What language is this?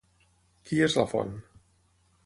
Catalan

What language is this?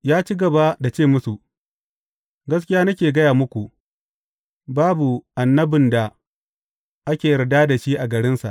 Hausa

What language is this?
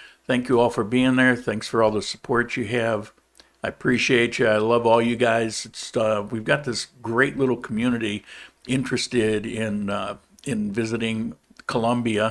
English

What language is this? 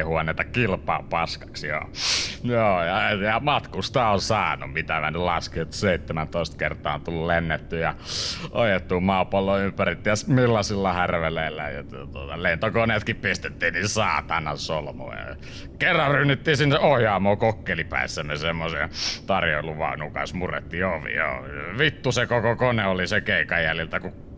Finnish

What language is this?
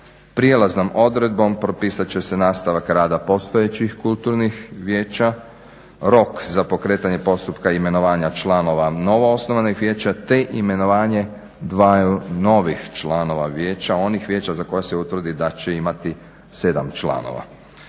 Croatian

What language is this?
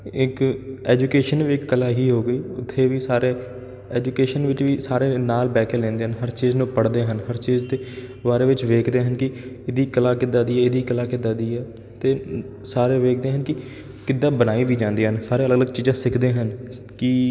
Punjabi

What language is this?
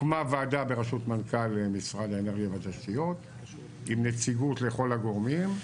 Hebrew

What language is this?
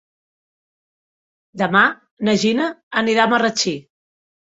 Catalan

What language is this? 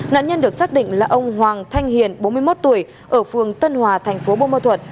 Vietnamese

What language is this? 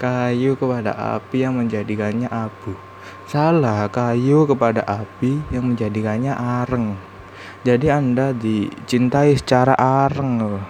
Indonesian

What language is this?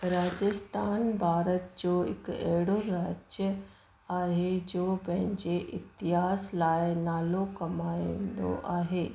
Sindhi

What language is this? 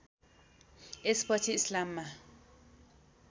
Nepali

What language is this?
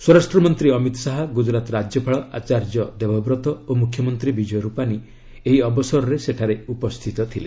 Odia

